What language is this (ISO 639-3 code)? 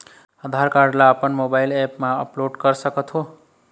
hne